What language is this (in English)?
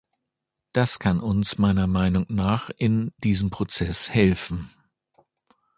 German